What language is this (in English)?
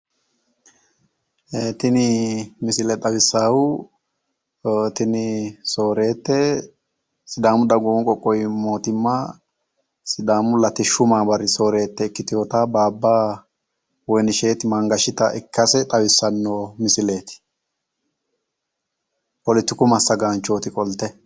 Sidamo